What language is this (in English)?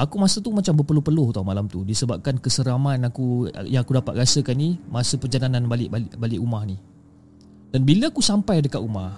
Malay